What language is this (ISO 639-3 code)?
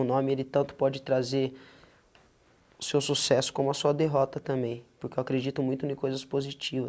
por